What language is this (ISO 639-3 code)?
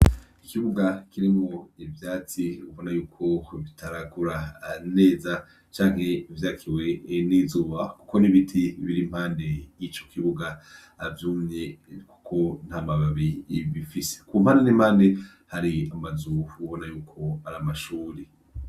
run